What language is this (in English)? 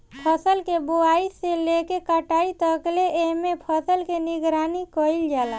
Bhojpuri